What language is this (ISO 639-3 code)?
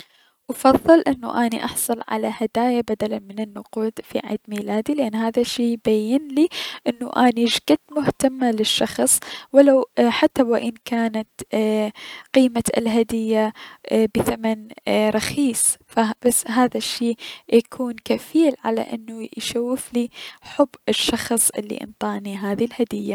acm